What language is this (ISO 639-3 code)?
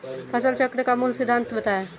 hin